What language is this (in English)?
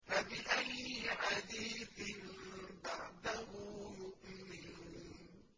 Arabic